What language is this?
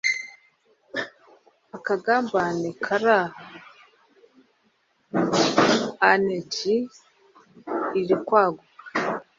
Kinyarwanda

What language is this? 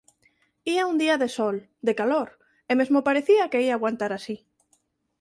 Galician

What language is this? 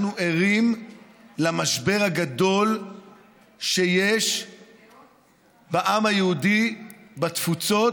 Hebrew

